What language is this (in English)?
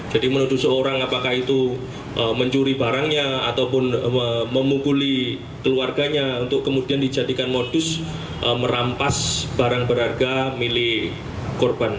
Indonesian